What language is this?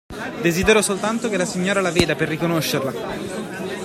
Italian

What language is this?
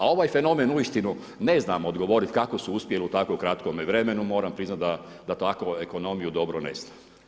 Croatian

